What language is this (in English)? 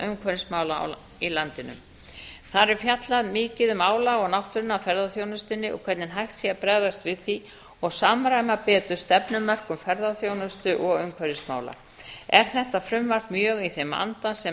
Icelandic